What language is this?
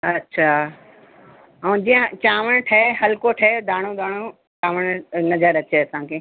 Sindhi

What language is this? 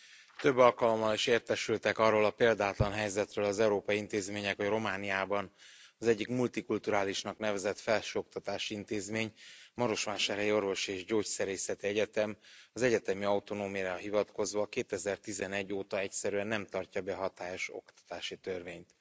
Hungarian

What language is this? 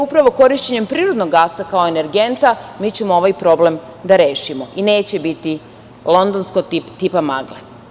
Serbian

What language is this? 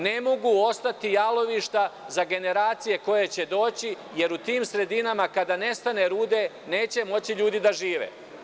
Serbian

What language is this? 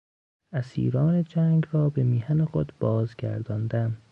Persian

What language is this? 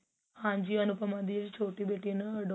Punjabi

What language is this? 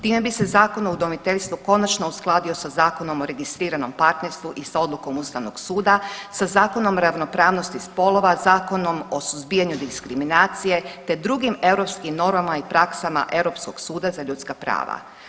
Croatian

